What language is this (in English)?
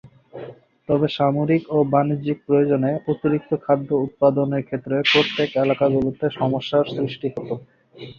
Bangla